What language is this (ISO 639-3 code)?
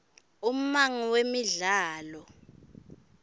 ssw